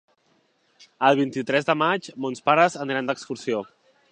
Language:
Catalan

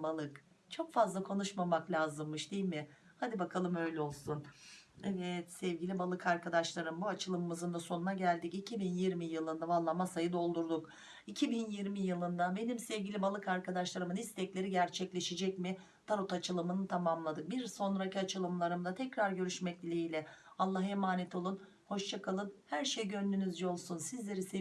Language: Turkish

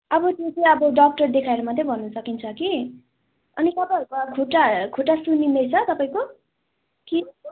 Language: Nepali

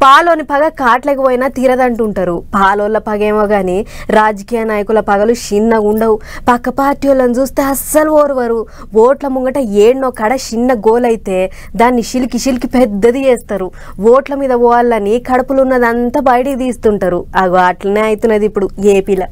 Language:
Telugu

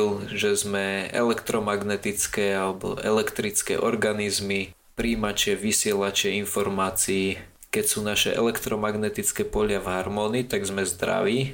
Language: Slovak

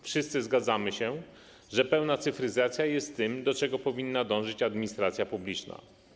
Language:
Polish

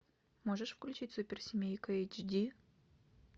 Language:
Russian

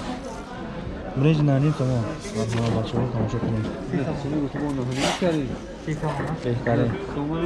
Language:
Tajik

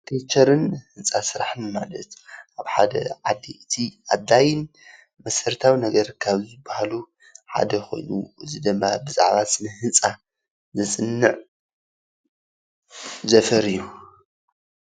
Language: Tigrinya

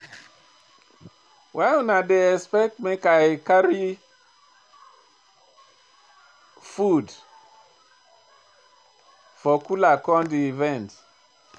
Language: Nigerian Pidgin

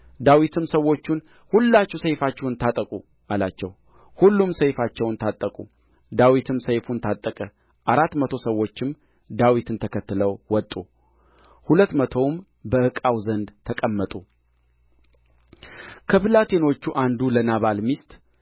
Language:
Amharic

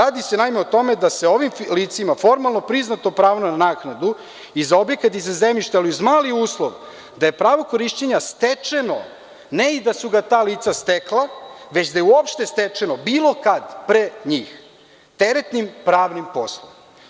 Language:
Serbian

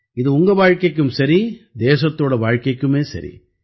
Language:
Tamil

